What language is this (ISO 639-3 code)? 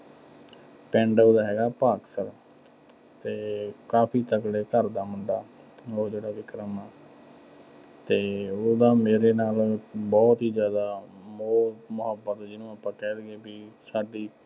pan